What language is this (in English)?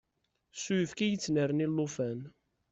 Kabyle